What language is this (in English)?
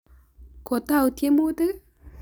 Kalenjin